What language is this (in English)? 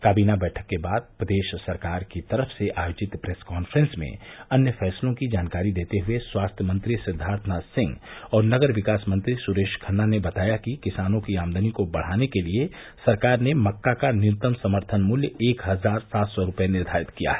Hindi